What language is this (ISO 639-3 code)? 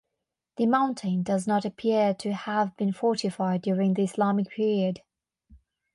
eng